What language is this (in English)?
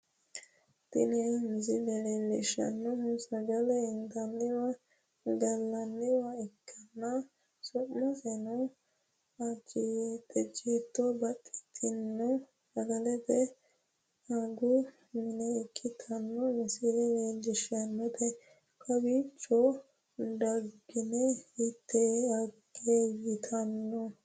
Sidamo